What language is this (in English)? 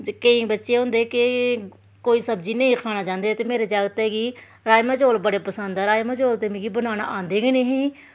Dogri